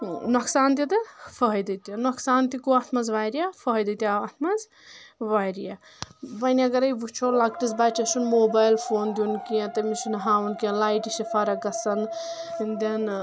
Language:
Kashmiri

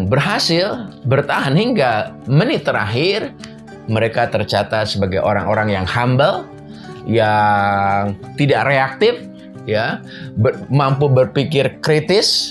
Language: Indonesian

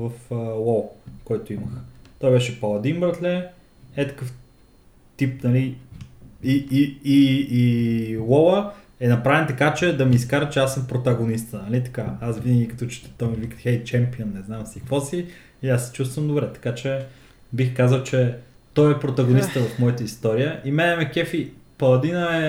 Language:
Bulgarian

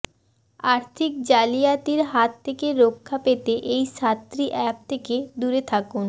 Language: Bangla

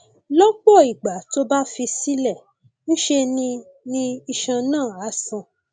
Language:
Yoruba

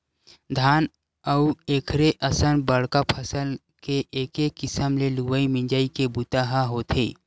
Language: Chhattisgarhi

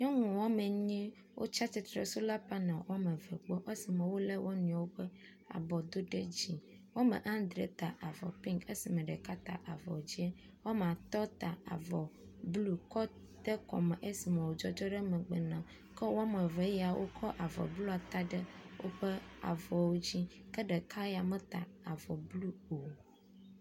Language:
Ewe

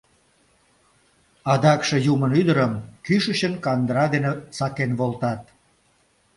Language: Mari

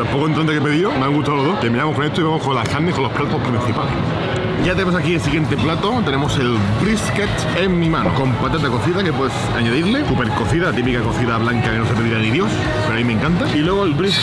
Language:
Spanish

